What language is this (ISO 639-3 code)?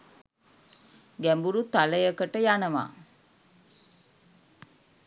sin